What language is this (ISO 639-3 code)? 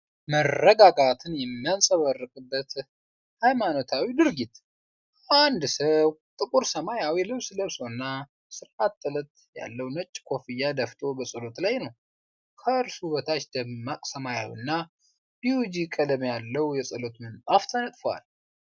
amh